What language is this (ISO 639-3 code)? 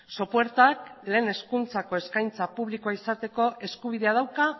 eus